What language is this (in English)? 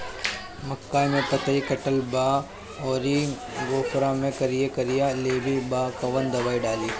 Bhojpuri